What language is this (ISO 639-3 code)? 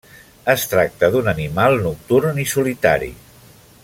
cat